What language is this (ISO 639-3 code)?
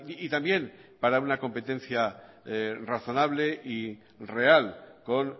spa